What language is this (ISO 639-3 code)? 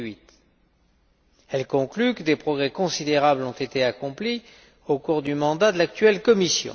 fra